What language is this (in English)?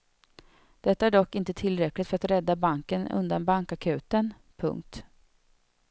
Swedish